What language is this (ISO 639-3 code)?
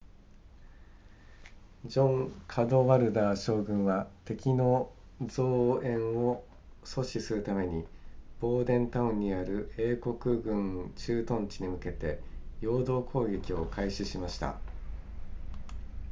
jpn